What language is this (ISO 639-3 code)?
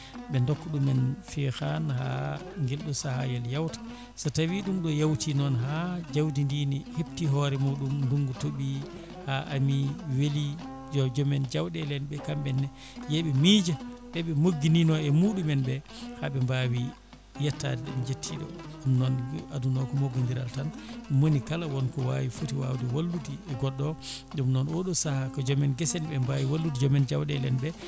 ful